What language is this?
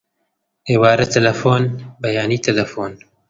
Central Kurdish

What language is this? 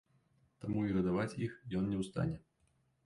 Belarusian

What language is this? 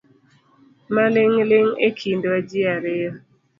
Luo (Kenya and Tanzania)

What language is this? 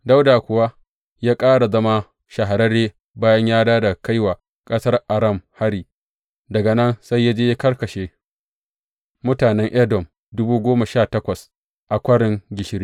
Hausa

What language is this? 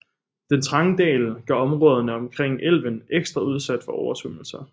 Danish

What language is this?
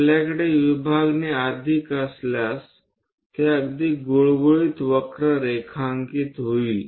Marathi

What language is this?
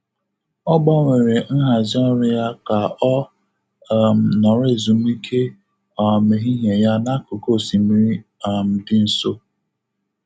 Igbo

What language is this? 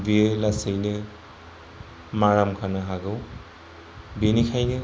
Bodo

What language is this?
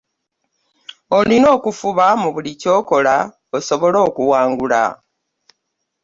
Ganda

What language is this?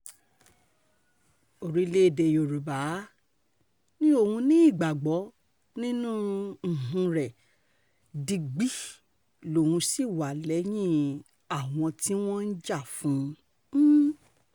Yoruba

